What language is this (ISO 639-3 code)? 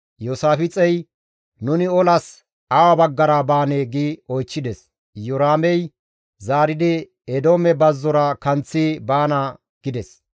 gmv